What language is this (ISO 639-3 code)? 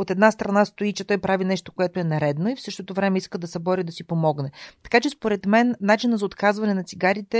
bul